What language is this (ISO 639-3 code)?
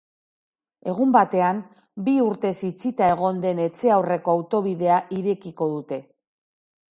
eus